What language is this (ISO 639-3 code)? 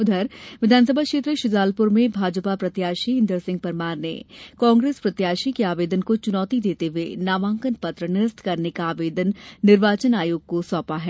hin